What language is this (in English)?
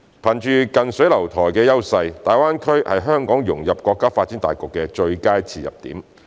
Cantonese